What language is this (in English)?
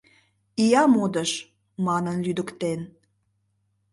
Mari